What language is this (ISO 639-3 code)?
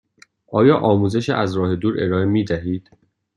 fas